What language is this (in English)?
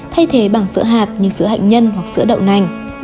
Vietnamese